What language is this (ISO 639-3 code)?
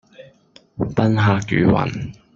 yue